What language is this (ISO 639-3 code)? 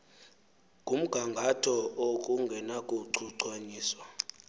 xho